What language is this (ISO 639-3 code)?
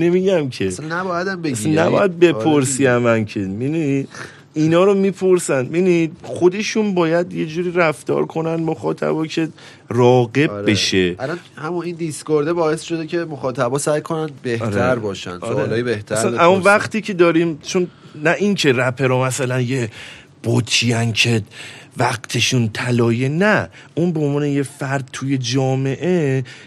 fas